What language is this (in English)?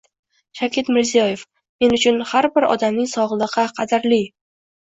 Uzbek